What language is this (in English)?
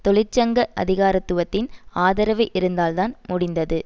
Tamil